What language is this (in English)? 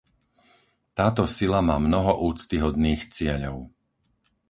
Slovak